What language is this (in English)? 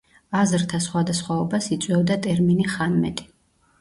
Georgian